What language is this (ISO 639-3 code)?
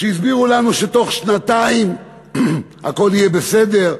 heb